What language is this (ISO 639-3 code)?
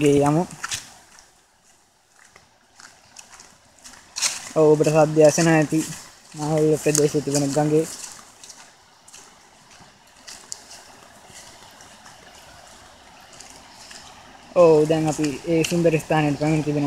ron